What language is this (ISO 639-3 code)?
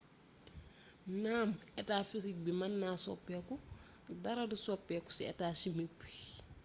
wol